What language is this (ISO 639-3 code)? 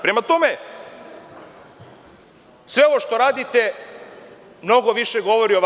srp